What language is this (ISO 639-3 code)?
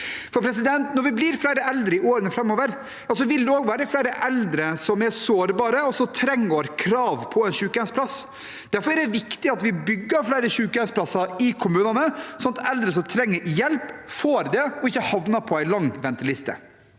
nor